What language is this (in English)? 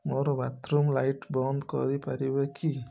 Odia